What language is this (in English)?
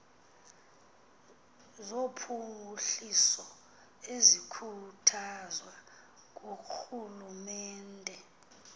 Xhosa